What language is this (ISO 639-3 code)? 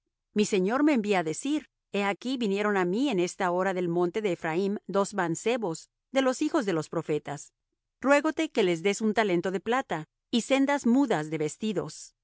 spa